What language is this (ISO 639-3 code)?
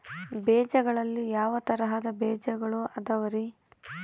kan